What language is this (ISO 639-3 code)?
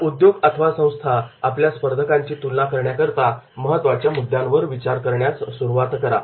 mar